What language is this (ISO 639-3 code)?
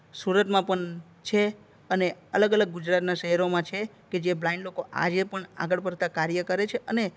guj